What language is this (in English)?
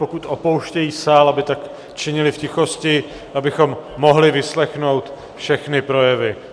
Czech